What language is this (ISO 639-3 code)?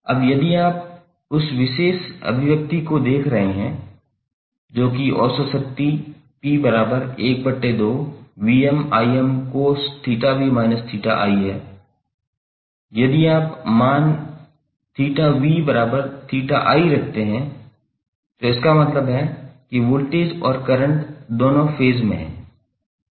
hin